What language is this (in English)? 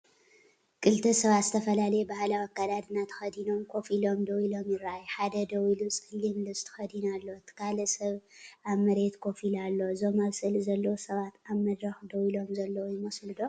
Tigrinya